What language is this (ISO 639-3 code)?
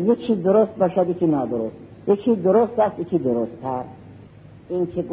fas